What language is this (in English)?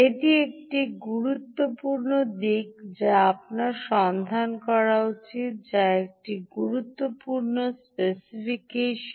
Bangla